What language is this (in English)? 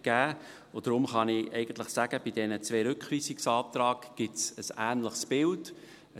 Swiss German